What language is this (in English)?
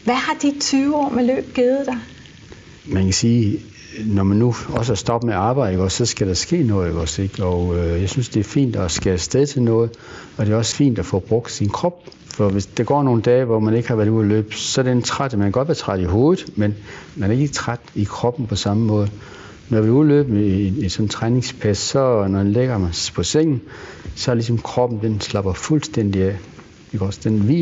Danish